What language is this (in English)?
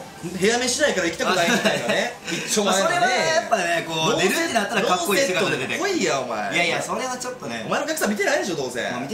Japanese